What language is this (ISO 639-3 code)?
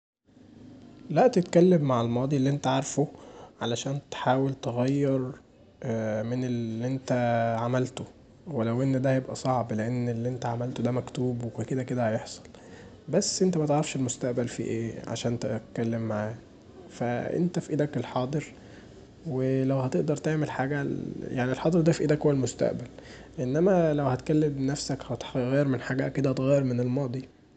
arz